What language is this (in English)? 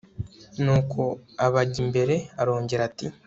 Kinyarwanda